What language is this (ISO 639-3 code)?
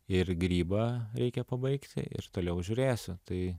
lit